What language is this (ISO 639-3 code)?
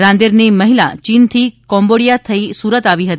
guj